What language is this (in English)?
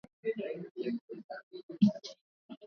Swahili